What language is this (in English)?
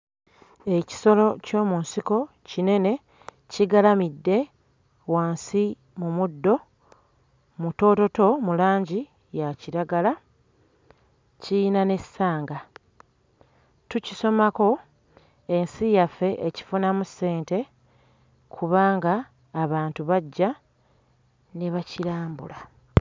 Ganda